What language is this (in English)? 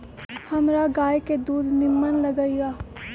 Magahi